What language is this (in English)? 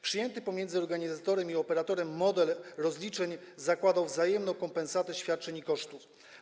Polish